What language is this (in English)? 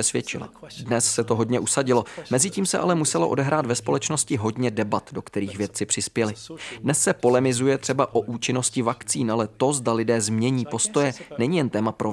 Czech